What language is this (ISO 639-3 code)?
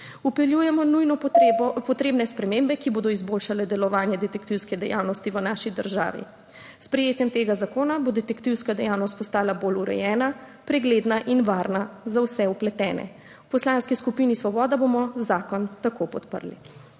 slv